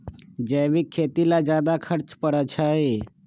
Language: Magahi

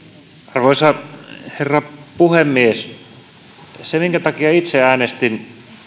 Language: Finnish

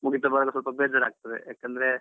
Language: Kannada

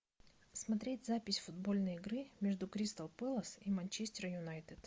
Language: Russian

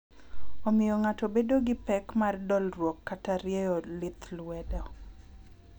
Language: Luo (Kenya and Tanzania)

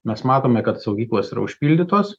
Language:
Lithuanian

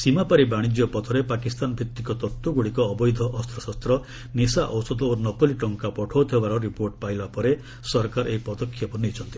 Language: Odia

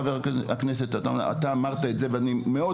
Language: Hebrew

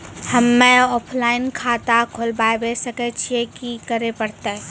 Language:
Maithili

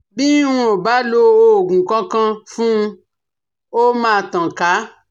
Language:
Yoruba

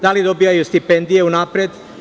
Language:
Serbian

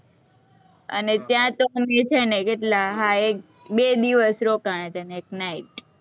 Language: Gujarati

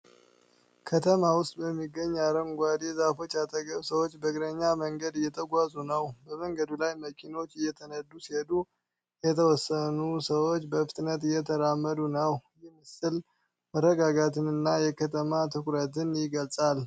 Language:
Amharic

